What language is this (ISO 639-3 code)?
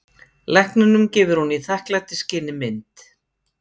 isl